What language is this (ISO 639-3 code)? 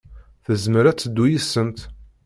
kab